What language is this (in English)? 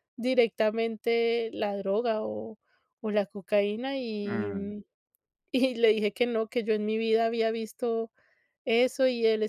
Spanish